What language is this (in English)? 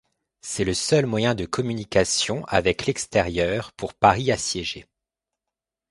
French